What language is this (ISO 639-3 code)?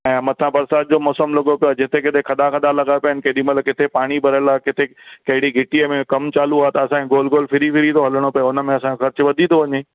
snd